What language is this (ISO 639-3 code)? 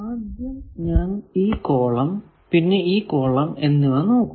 mal